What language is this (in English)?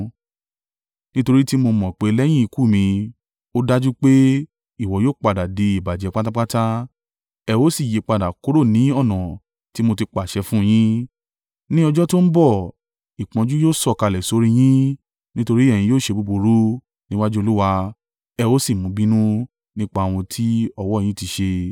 Yoruba